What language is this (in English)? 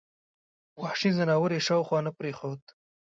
Pashto